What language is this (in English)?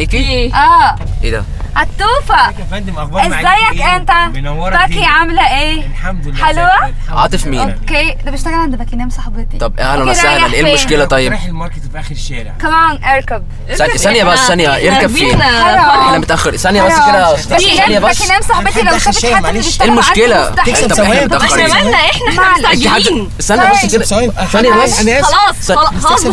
Arabic